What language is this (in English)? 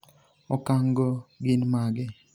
Luo (Kenya and Tanzania)